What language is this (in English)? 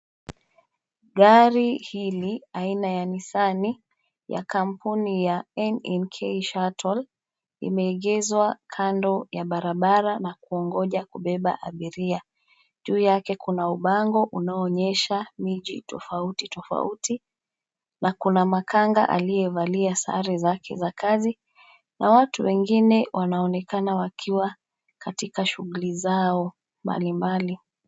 Swahili